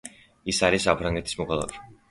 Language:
Georgian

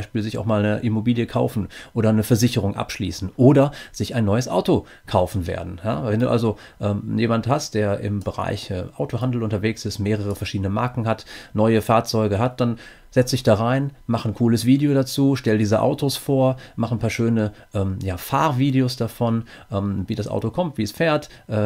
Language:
German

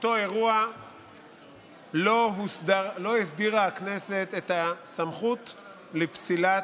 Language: Hebrew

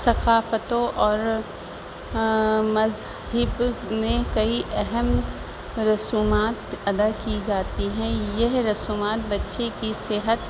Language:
Urdu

